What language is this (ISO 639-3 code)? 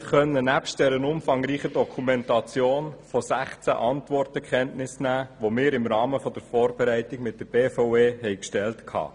gsw